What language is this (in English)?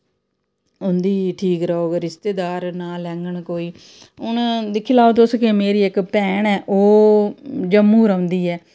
Dogri